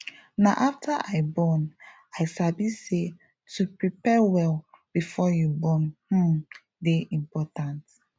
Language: Nigerian Pidgin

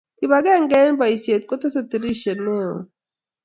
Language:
Kalenjin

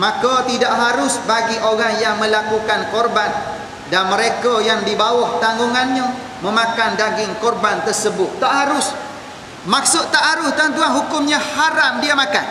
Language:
Malay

